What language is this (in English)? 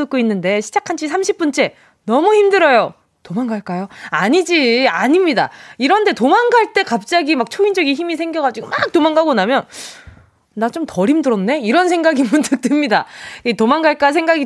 Korean